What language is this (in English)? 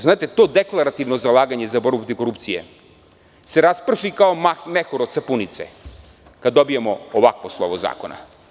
Serbian